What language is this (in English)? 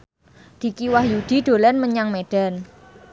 Javanese